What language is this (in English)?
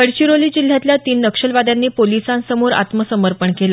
Marathi